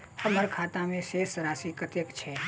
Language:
Maithili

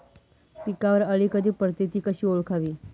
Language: Marathi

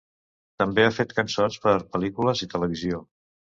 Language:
Catalan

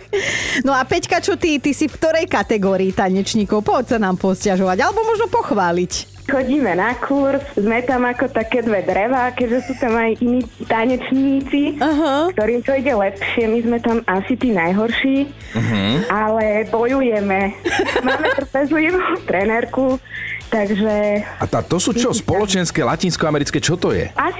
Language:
Slovak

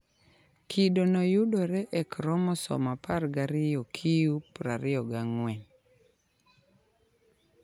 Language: Luo (Kenya and Tanzania)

